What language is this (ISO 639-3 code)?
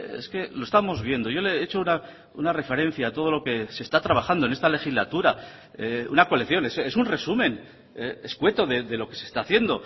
spa